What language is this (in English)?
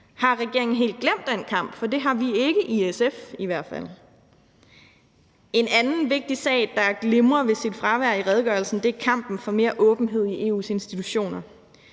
Danish